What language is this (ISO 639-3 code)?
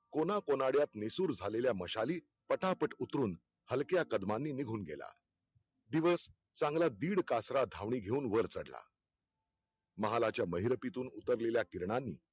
mar